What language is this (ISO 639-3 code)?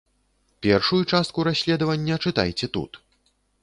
bel